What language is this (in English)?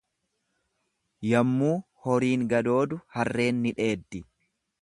Oromo